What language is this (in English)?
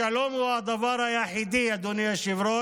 Hebrew